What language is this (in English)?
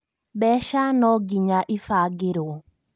Kikuyu